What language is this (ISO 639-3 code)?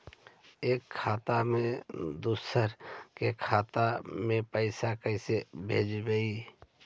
mag